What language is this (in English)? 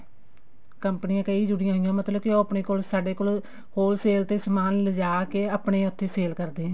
Punjabi